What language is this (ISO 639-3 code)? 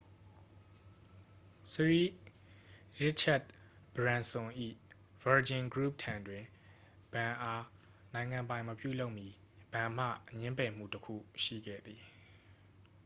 mya